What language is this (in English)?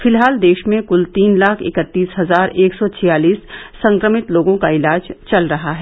Hindi